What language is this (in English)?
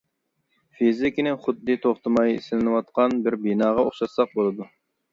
Uyghur